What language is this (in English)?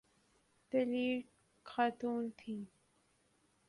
Urdu